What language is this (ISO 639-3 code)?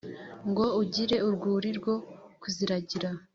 kin